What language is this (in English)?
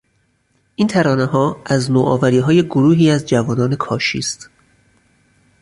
Persian